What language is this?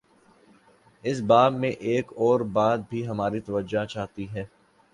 Urdu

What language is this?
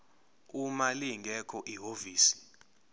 Zulu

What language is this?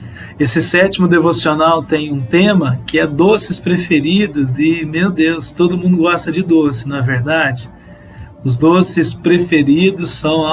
Portuguese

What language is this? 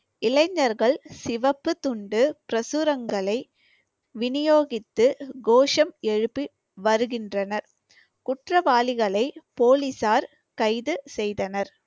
Tamil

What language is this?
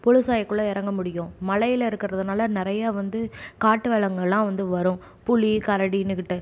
Tamil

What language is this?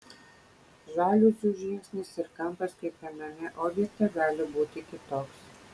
Lithuanian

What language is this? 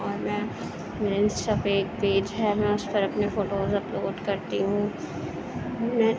Urdu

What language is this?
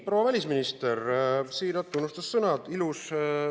Estonian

